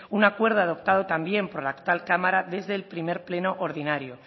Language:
Spanish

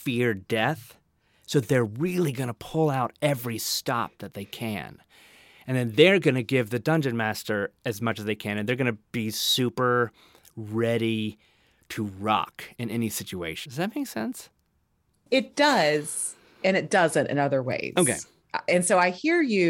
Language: English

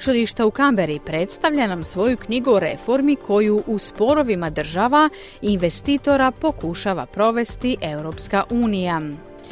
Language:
Croatian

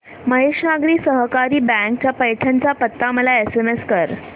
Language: Marathi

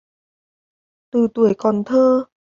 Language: Vietnamese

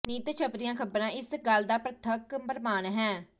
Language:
Punjabi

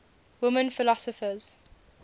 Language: English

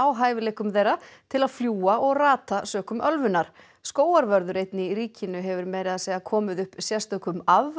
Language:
Icelandic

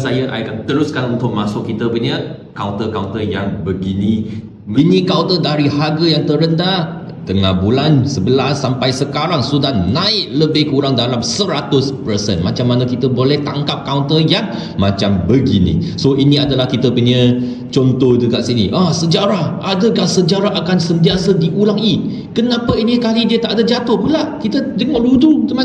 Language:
Malay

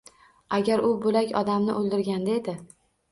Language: Uzbek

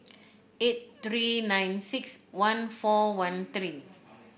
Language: English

